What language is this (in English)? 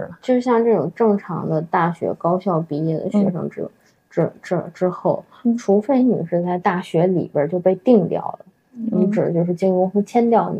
Chinese